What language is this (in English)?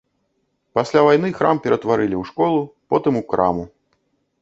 Belarusian